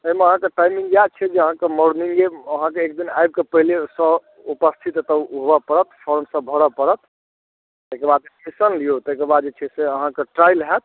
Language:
Maithili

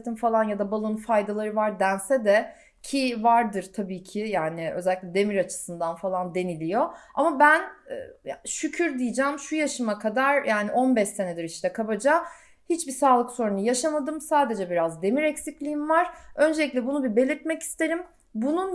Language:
Turkish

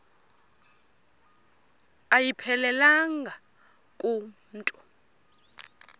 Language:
Xhosa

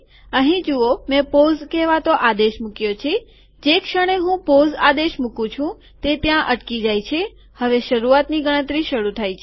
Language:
Gujarati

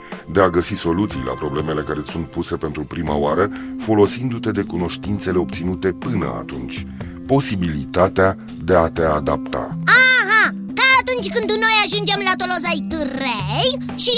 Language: Romanian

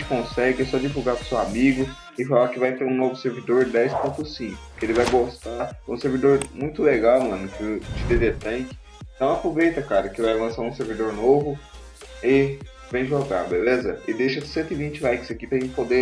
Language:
Portuguese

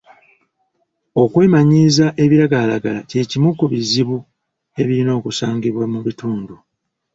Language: Ganda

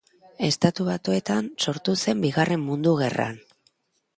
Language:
Basque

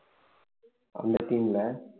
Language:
Tamil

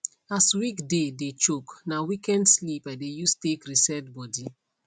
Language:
Nigerian Pidgin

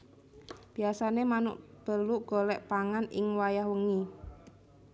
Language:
Javanese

